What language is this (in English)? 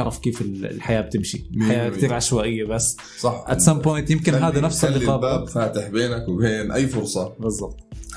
Arabic